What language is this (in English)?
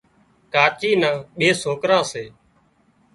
Wadiyara Koli